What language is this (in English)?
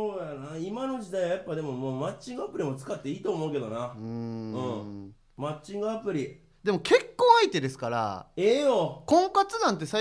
Japanese